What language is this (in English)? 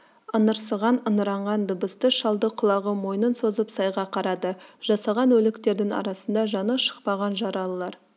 Kazakh